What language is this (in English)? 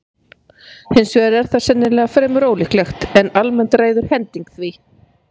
Icelandic